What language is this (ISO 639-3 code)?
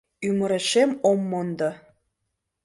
chm